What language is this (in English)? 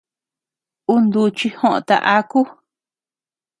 Tepeuxila Cuicatec